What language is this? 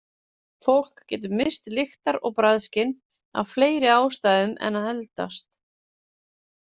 Icelandic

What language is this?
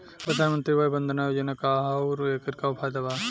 Bhojpuri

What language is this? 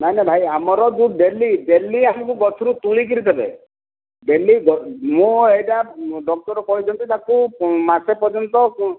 Odia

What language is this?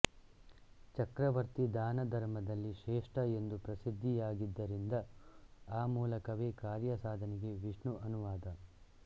Kannada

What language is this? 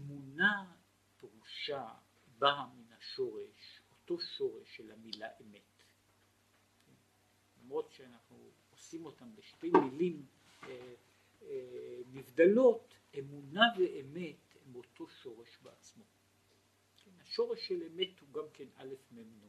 Hebrew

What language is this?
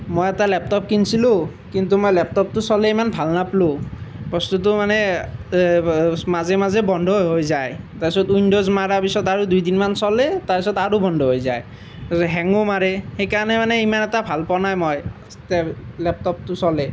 Assamese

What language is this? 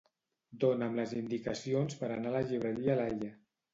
Catalan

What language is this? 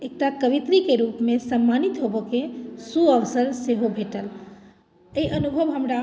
Maithili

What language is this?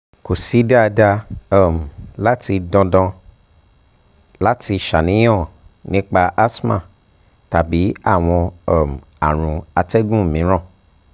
Yoruba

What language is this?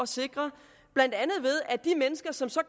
Danish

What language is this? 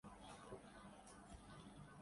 Urdu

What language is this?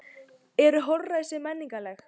Icelandic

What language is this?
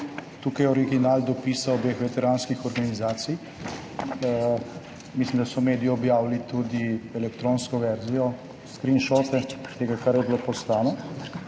Slovenian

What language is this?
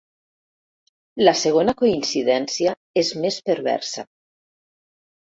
Catalan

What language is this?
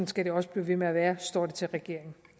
Danish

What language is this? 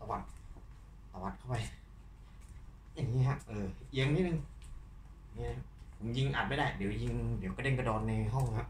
Thai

